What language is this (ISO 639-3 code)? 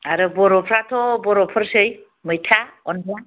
brx